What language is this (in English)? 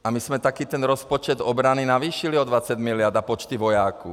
Czech